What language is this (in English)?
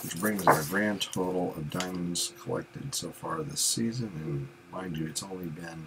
English